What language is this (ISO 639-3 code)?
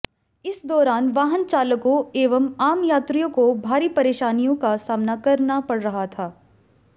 hin